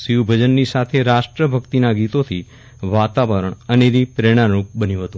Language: Gujarati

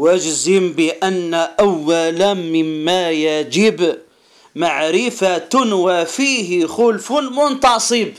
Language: Arabic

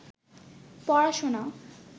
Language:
Bangla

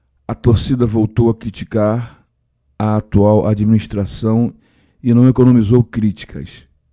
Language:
Portuguese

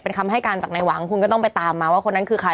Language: Thai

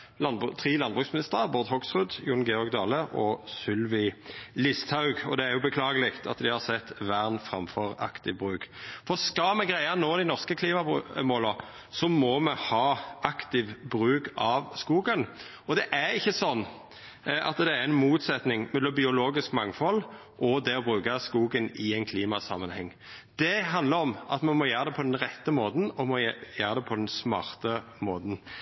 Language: Norwegian Nynorsk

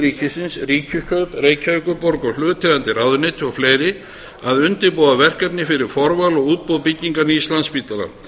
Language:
Icelandic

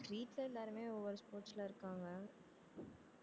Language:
Tamil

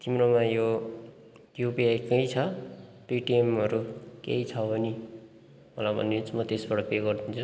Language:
Nepali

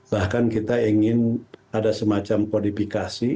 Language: Indonesian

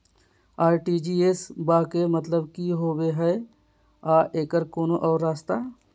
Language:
Magahi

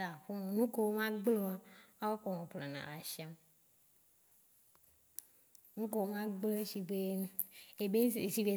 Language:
Waci Gbe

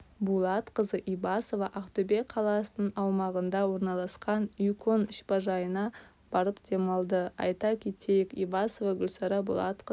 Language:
Kazakh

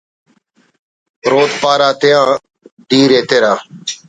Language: Brahui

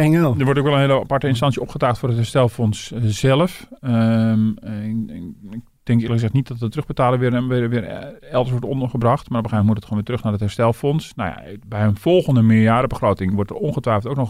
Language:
Dutch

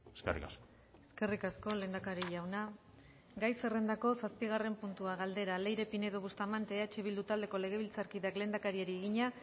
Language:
Basque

